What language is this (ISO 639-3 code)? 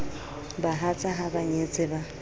sot